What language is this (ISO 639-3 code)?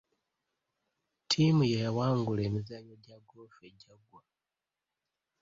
lug